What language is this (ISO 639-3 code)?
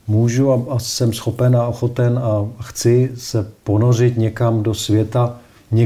ces